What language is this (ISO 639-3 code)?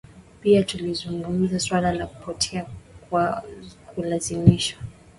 swa